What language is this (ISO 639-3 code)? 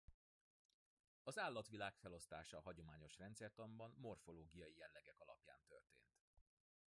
hun